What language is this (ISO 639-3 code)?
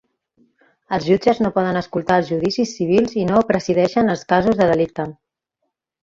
cat